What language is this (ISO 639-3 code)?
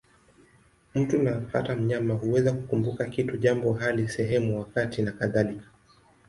swa